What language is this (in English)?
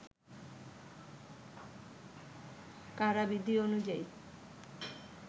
Bangla